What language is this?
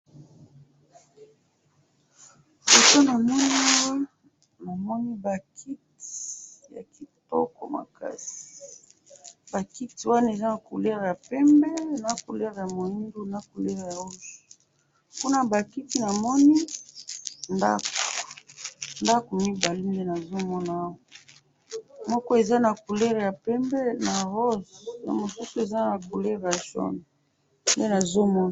Lingala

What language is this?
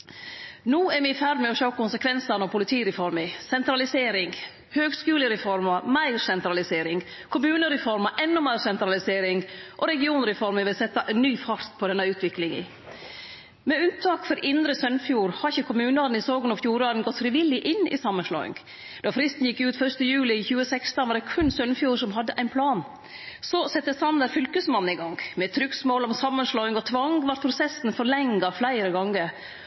Norwegian Nynorsk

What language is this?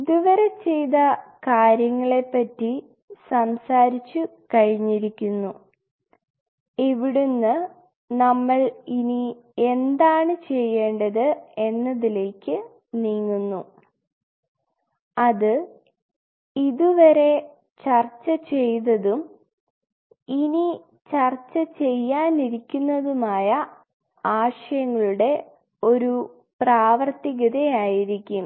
Malayalam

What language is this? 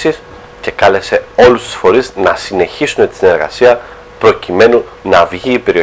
Greek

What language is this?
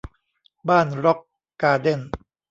Thai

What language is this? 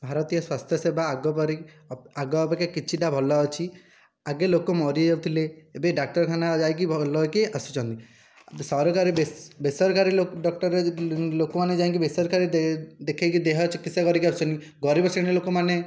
Odia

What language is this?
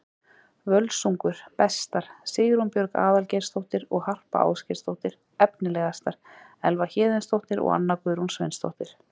Icelandic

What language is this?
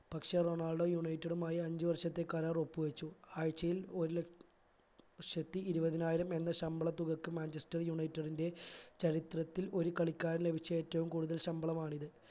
Malayalam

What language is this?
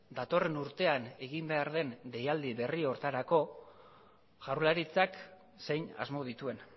Basque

